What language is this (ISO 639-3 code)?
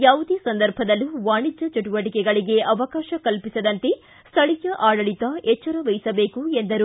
kan